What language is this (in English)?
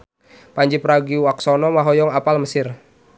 Sundanese